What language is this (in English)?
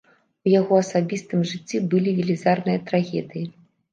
Belarusian